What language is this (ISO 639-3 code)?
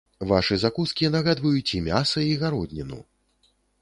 bel